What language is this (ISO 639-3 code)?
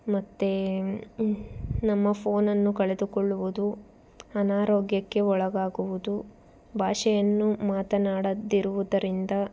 kan